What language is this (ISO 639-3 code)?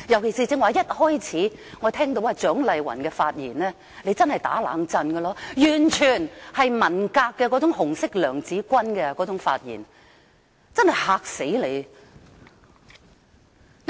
yue